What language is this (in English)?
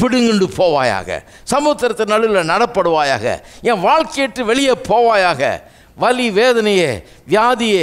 Romanian